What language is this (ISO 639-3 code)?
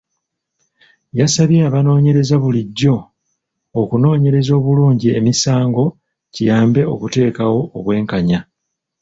lug